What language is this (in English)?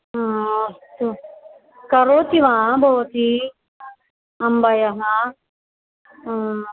Sanskrit